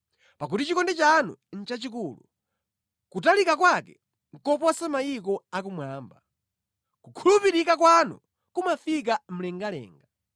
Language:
Nyanja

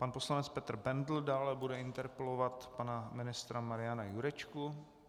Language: Czech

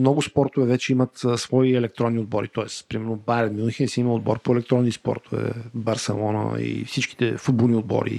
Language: Bulgarian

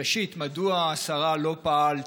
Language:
Hebrew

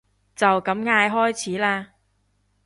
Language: Cantonese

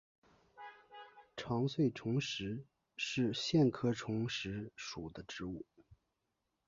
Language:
Chinese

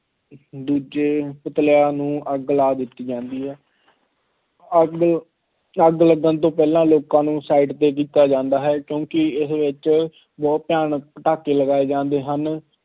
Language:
Punjabi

